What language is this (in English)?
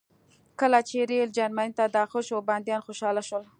Pashto